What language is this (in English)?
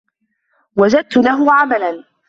Arabic